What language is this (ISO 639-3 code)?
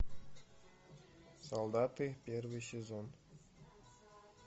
rus